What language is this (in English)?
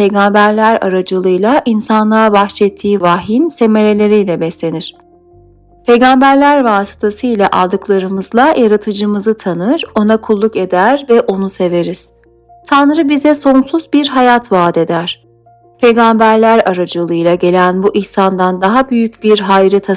Turkish